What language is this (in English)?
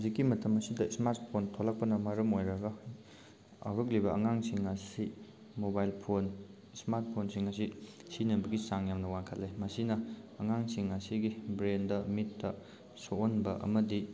Manipuri